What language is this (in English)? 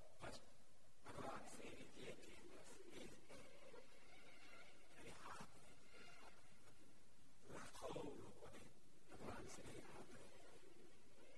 Gujarati